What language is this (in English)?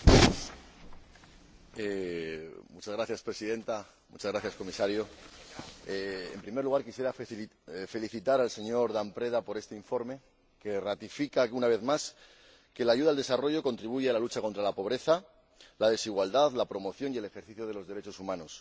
Spanish